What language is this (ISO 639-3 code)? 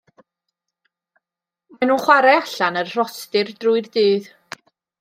cym